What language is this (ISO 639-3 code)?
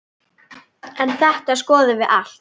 isl